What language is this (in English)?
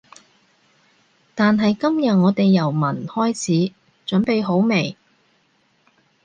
Cantonese